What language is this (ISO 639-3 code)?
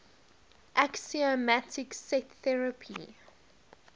eng